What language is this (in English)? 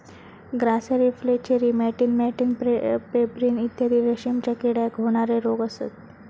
Marathi